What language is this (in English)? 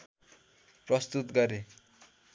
Nepali